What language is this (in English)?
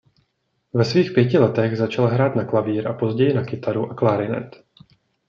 Czech